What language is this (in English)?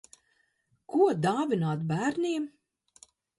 Latvian